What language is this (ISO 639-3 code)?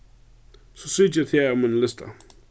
fao